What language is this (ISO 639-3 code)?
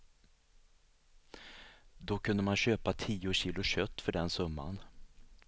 swe